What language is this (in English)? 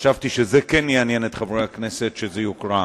Hebrew